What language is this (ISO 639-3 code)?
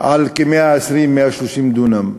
heb